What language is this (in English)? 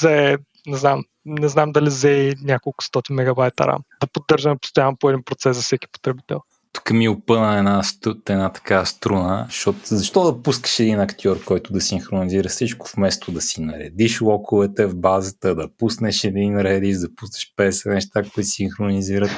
Bulgarian